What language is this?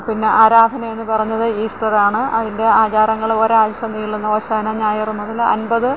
Malayalam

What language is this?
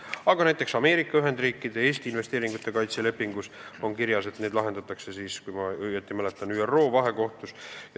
Estonian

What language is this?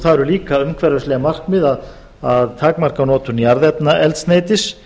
Icelandic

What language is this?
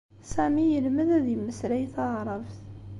Kabyle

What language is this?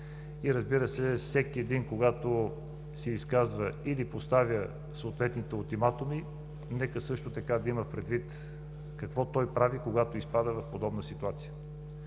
Bulgarian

